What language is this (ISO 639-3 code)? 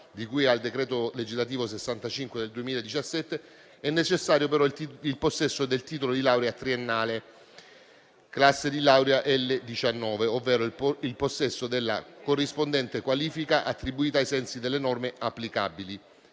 ita